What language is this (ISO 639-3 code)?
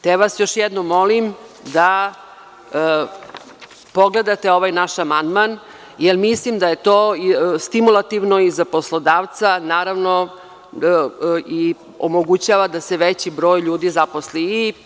srp